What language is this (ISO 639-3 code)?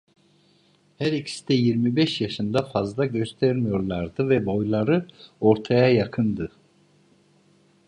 tur